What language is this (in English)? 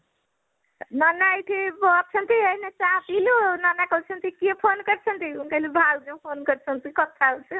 Odia